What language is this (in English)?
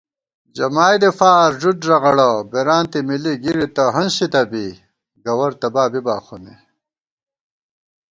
Gawar-Bati